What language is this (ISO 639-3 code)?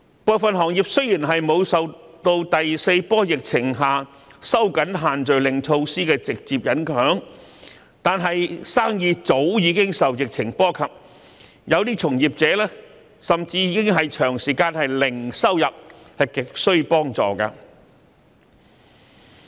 yue